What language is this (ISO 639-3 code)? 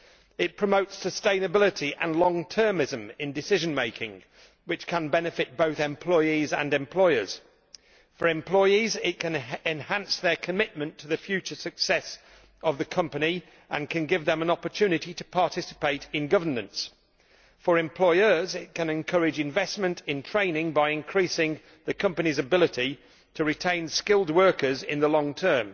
eng